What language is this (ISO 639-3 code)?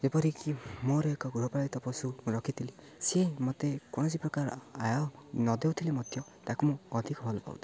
ori